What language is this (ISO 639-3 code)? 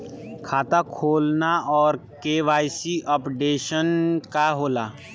bho